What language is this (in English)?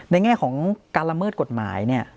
Thai